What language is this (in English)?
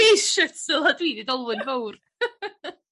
Welsh